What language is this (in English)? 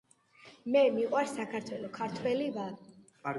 Georgian